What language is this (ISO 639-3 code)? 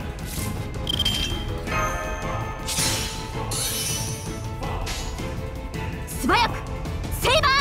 jpn